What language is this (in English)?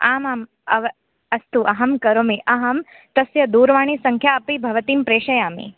Sanskrit